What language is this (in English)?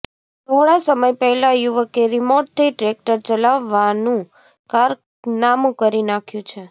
Gujarati